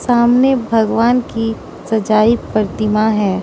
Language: Hindi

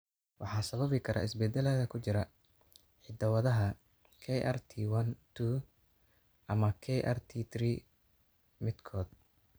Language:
Somali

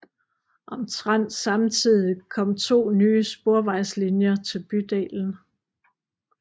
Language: Danish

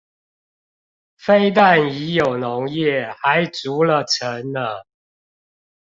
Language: Chinese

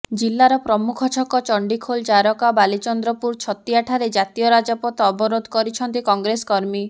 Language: Odia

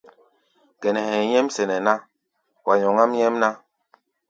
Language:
Gbaya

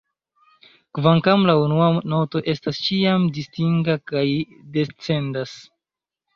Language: Esperanto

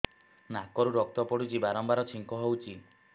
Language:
Odia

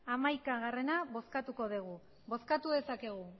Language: Basque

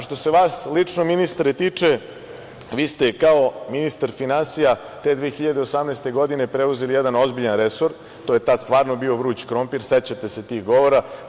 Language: Serbian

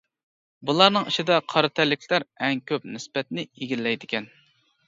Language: Uyghur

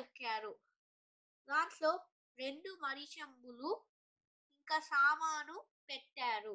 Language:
Telugu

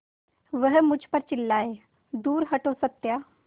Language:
Hindi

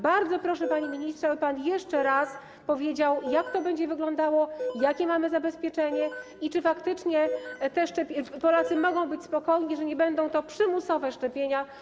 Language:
Polish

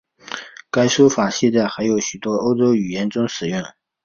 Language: Chinese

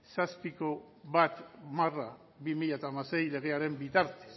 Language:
Basque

